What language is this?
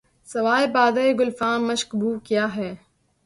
Urdu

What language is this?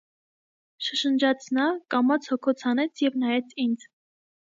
Armenian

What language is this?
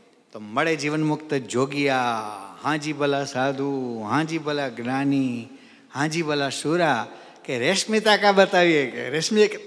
Gujarati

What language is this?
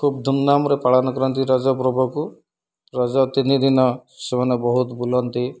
Odia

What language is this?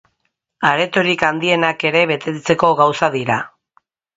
Basque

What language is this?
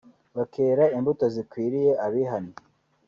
Kinyarwanda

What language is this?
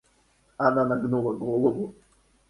Russian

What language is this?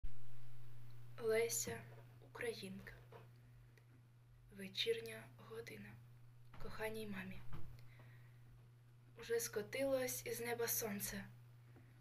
Ukrainian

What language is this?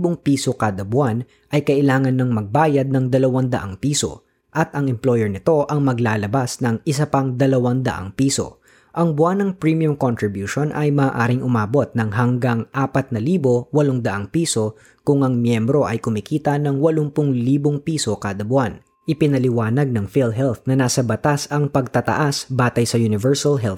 Filipino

